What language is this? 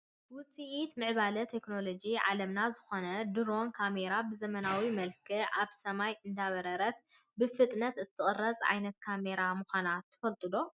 Tigrinya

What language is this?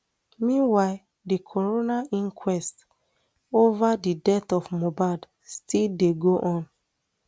Nigerian Pidgin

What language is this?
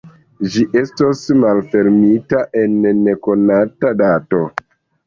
Esperanto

